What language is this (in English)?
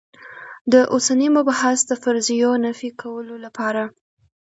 Pashto